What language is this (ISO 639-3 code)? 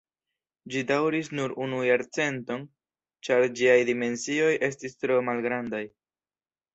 epo